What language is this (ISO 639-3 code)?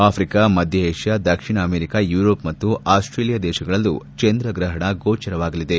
kan